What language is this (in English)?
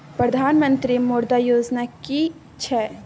Maithili